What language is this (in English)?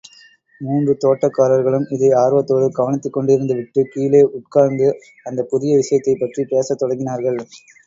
Tamil